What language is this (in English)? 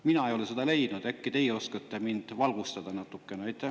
Estonian